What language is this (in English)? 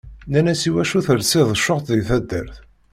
Kabyle